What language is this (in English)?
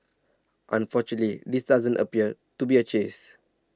English